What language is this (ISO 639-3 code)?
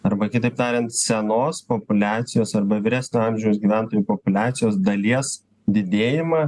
lit